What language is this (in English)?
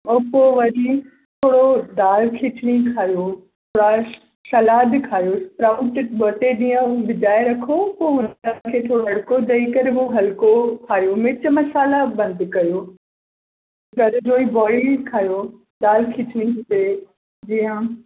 Sindhi